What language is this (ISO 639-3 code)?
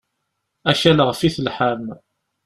kab